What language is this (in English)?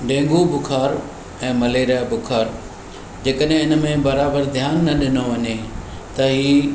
Sindhi